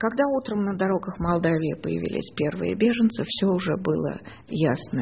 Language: Russian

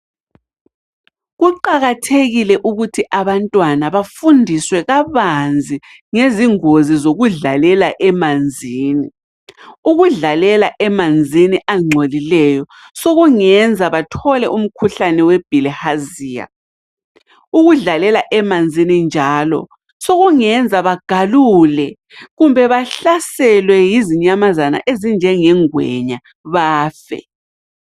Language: North Ndebele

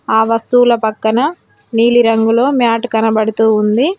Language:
Telugu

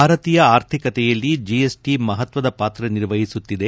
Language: Kannada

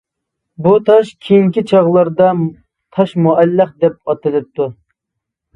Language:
Uyghur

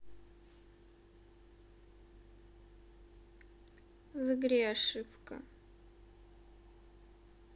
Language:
Russian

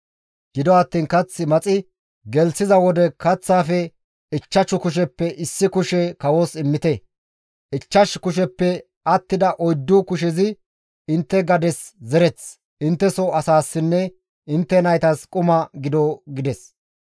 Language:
Gamo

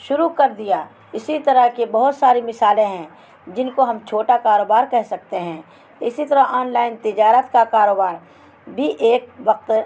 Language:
Urdu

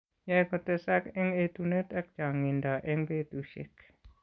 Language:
Kalenjin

